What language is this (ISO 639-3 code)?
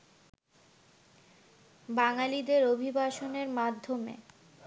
ben